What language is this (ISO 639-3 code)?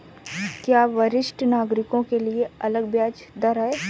hin